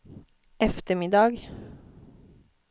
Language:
Swedish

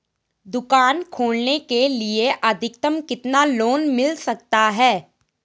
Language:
Hindi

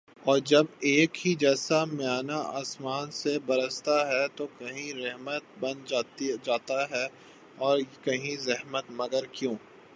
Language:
Urdu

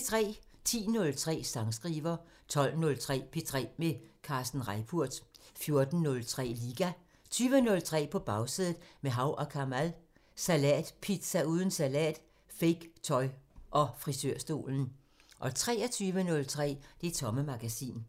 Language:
Danish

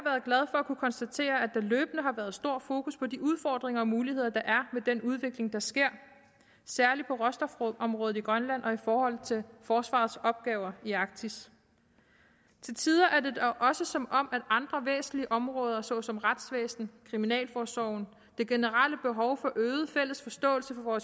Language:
Danish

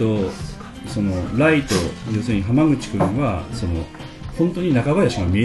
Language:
Japanese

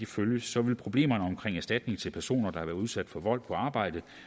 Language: Danish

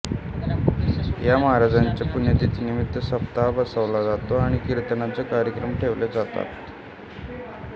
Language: Marathi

